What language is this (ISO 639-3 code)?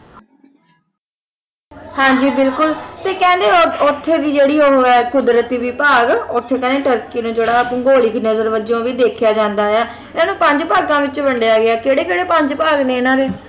pan